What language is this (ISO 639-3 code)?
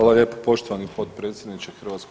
hrv